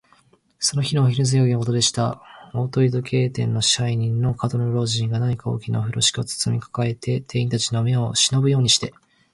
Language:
Japanese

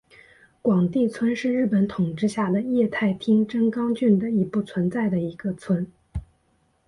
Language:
Chinese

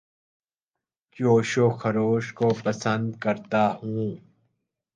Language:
Urdu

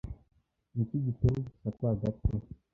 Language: Kinyarwanda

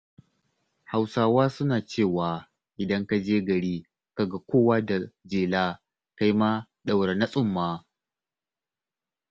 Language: Hausa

